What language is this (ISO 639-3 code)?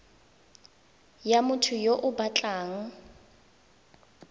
tsn